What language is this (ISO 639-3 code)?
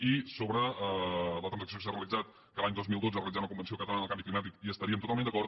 cat